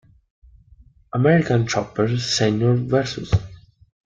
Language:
Italian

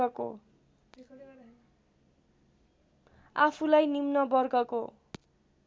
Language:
Nepali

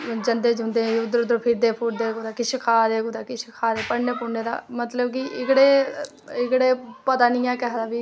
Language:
Dogri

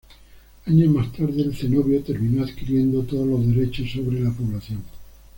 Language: Spanish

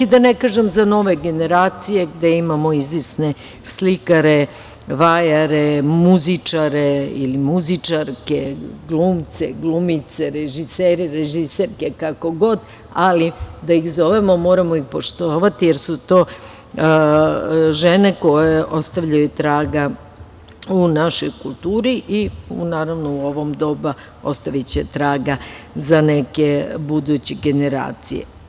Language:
Serbian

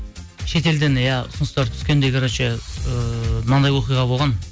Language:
Kazakh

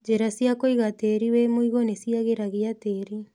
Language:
Kikuyu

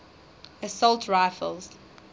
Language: English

